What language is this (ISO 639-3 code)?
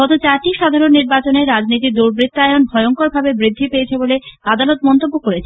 ben